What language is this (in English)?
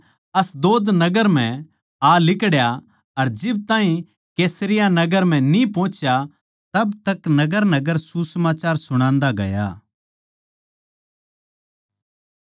Haryanvi